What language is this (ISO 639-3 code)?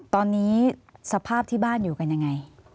tha